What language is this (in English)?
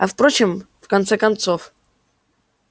Russian